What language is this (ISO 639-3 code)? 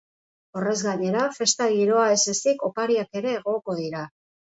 eus